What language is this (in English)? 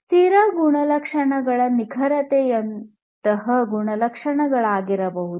Kannada